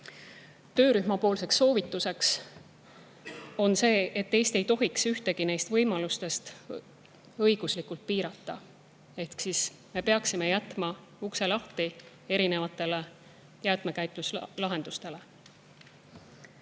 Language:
Estonian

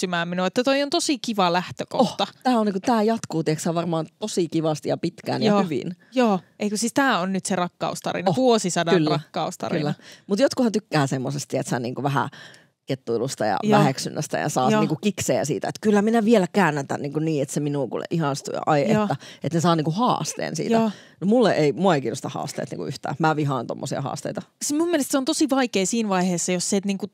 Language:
Finnish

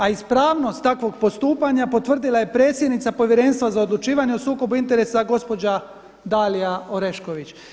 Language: Croatian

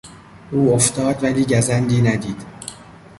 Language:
Persian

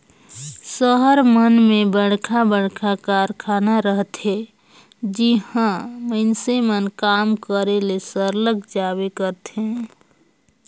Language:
Chhattisgarhi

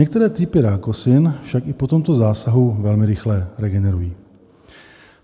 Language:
Czech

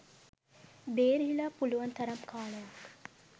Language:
Sinhala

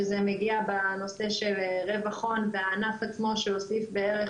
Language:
Hebrew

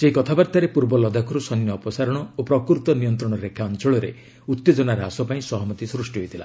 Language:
Odia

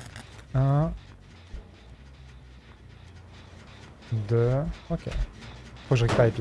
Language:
French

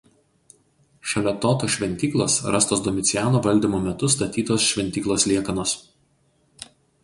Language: Lithuanian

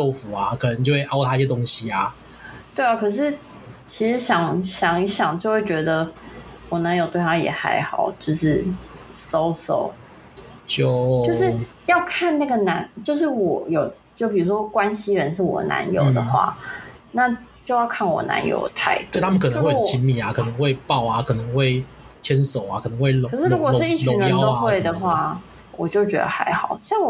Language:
Chinese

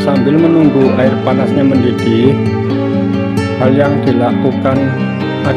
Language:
Indonesian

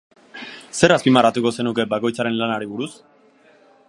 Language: Basque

